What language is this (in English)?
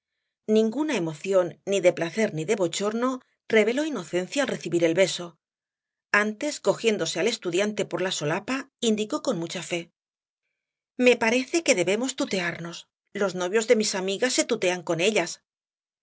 Spanish